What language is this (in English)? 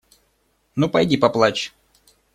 Russian